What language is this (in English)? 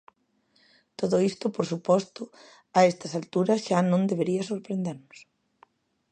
Galician